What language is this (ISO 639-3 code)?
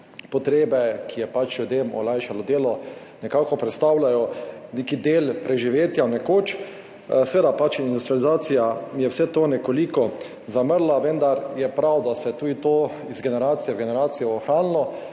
slv